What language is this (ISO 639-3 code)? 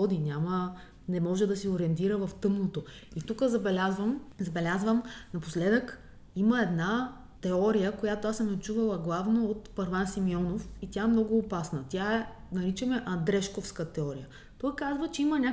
bul